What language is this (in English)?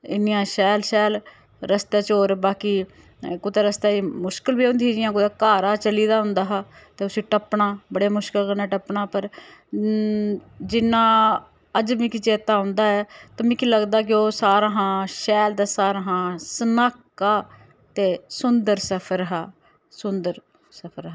Dogri